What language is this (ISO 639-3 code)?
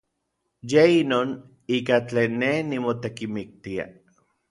nlv